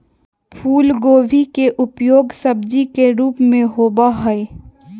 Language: Magahi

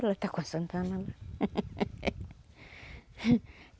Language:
Portuguese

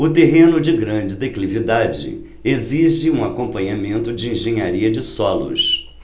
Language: Portuguese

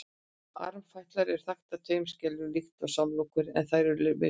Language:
Icelandic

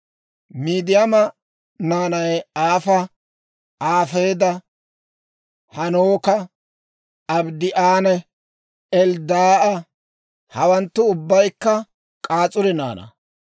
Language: Dawro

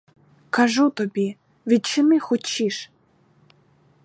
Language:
Ukrainian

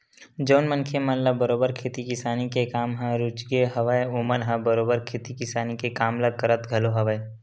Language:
Chhattisgarhi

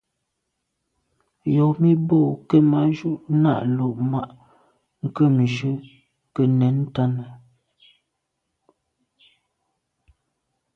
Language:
Medumba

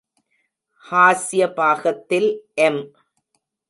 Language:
Tamil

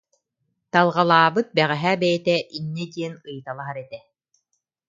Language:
Yakut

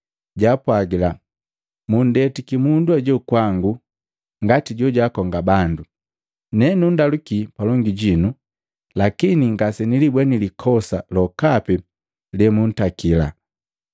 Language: Matengo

